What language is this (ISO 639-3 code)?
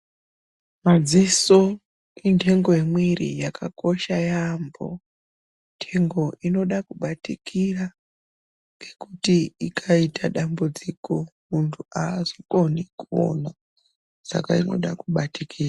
ndc